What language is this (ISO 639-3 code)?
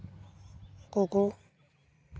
sat